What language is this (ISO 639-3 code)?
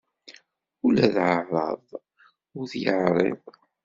kab